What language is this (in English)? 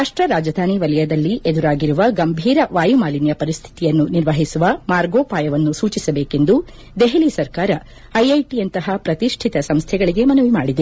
Kannada